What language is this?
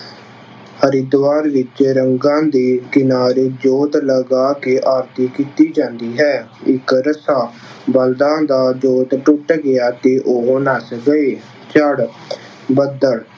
Punjabi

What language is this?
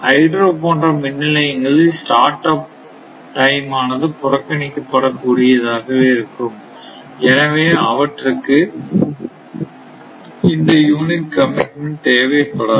Tamil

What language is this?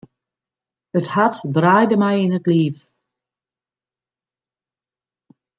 Western Frisian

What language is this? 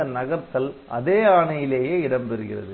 Tamil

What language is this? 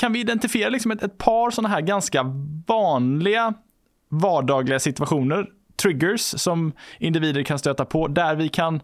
Swedish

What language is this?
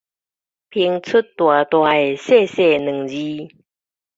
Min Nan Chinese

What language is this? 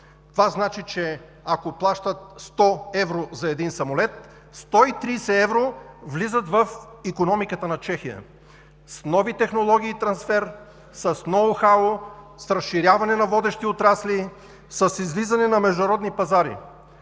Bulgarian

